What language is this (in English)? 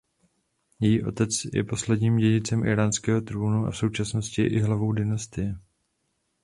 Czech